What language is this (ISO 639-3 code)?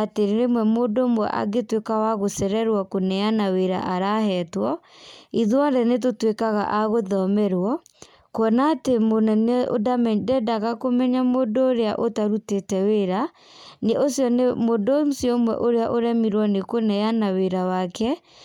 kik